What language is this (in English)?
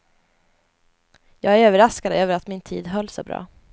Swedish